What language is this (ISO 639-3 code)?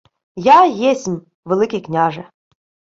ukr